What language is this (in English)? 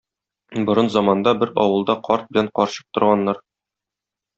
Tatar